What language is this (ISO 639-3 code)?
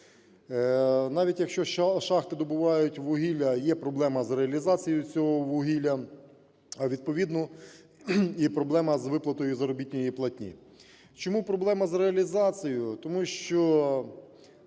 ukr